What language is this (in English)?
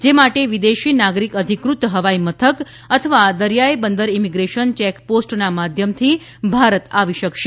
Gujarati